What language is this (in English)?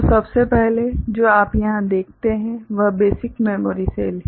Hindi